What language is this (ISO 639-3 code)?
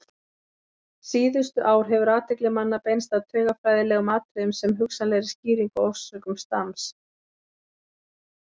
isl